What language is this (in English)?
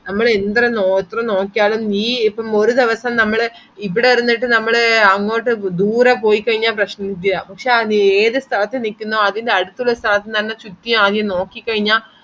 Malayalam